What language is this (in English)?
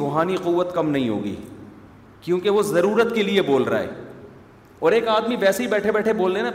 Urdu